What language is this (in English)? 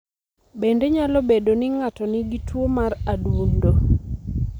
Luo (Kenya and Tanzania)